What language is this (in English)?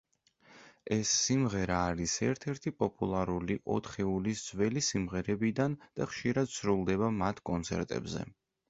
Georgian